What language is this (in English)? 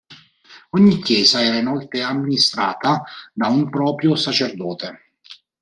Italian